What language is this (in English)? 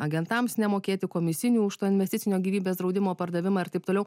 Lithuanian